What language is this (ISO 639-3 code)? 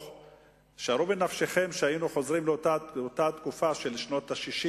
heb